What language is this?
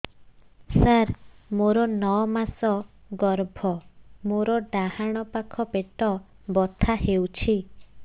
Odia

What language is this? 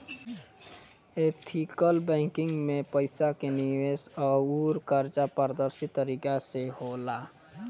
Bhojpuri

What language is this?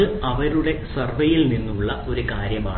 Malayalam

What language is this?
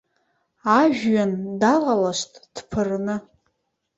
Abkhazian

